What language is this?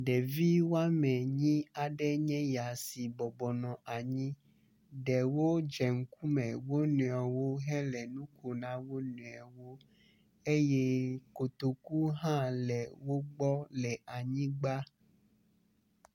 Ewe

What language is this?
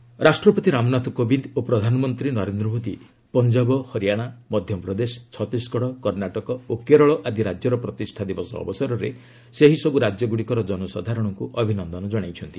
Odia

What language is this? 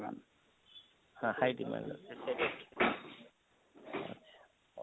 Odia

